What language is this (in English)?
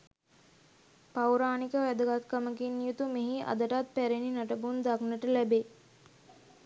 Sinhala